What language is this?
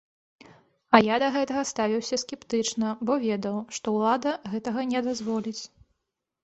Belarusian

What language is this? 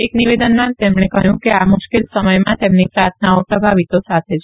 Gujarati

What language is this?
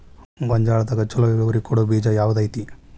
Kannada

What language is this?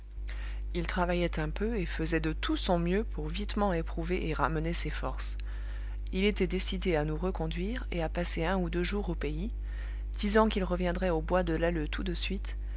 French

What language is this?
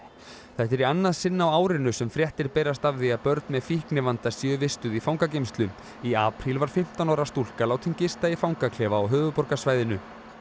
Icelandic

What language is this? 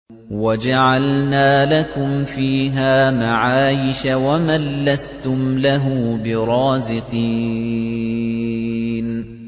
Arabic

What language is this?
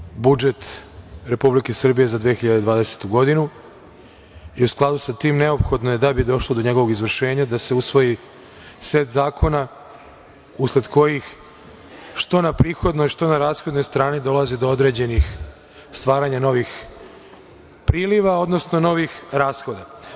Serbian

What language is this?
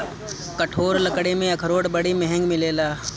Bhojpuri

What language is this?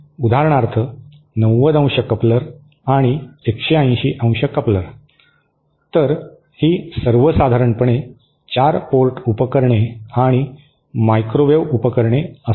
Marathi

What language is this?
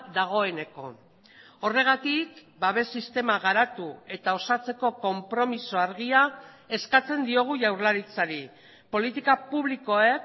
Basque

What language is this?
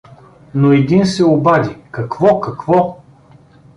Bulgarian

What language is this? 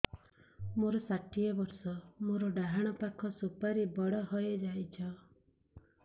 Odia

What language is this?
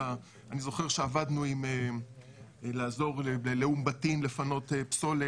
Hebrew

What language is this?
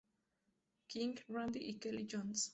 Spanish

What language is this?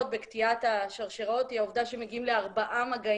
Hebrew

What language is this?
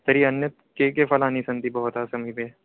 Sanskrit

